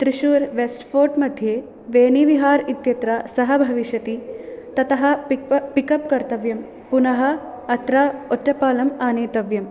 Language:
Sanskrit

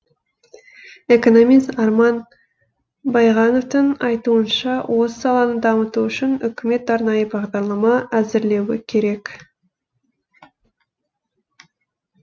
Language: Kazakh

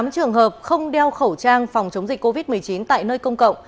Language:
Vietnamese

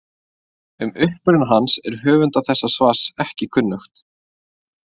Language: Icelandic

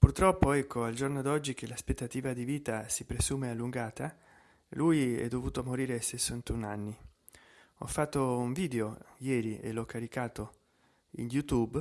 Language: Italian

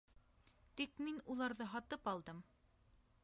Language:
Bashkir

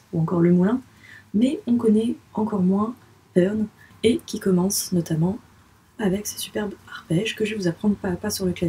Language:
French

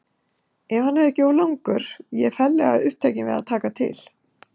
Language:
Icelandic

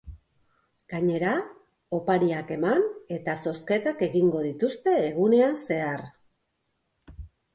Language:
Basque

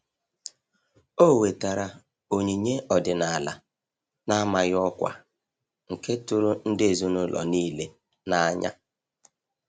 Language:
Igbo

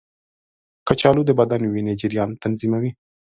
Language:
Pashto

